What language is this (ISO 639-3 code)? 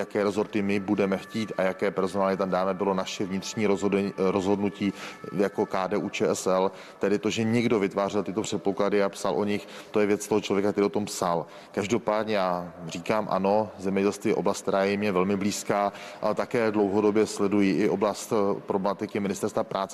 ces